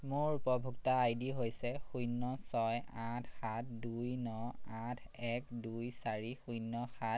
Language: Assamese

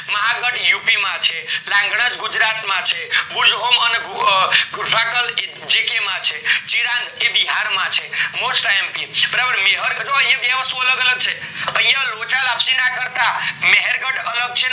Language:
Gujarati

